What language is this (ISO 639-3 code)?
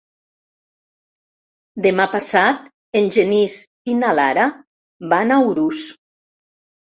cat